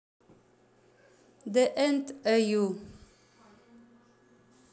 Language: Russian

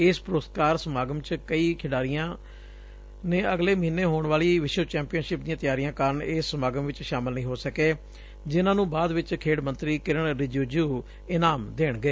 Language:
Punjabi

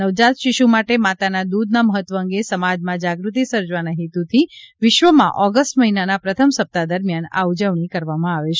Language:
Gujarati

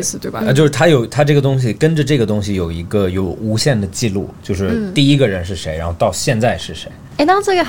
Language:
Chinese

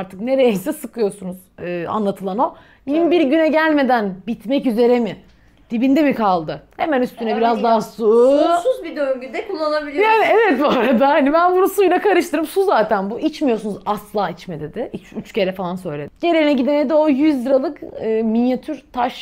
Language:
Turkish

